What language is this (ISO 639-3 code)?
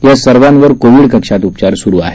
mar